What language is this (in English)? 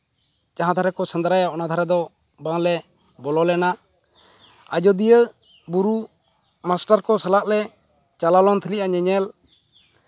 Santali